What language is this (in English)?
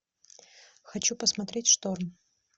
Russian